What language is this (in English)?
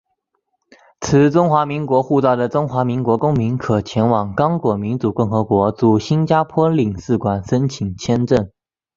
Chinese